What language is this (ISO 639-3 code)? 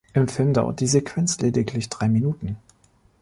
deu